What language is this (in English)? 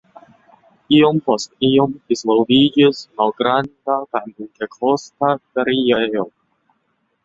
Esperanto